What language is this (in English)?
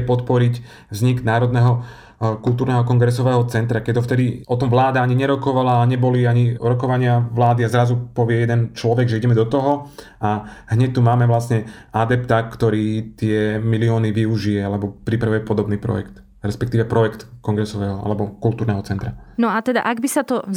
Slovak